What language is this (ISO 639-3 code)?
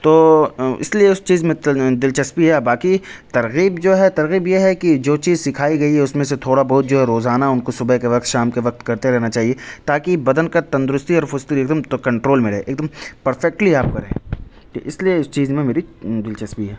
urd